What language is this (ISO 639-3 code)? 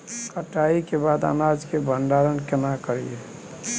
mai